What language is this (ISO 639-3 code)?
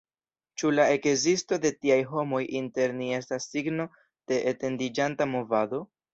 epo